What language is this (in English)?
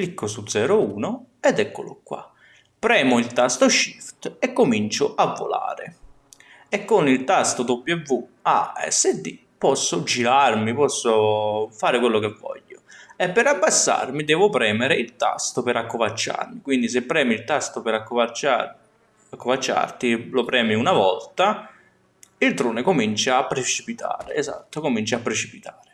Italian